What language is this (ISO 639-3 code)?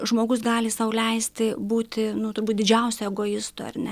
lit